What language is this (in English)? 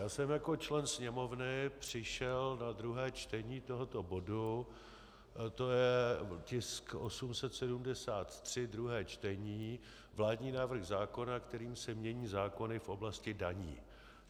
Czech